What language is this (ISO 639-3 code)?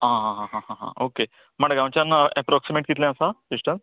kok